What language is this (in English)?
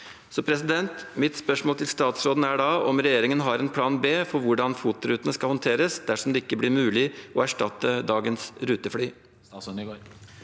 Norwegian